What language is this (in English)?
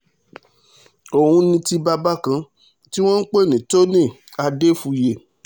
Yoruba